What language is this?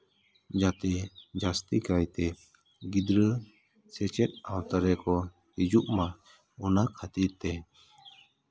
Santali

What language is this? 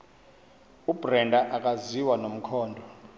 Xhosa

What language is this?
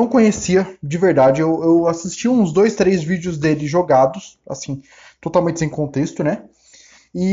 Portuguese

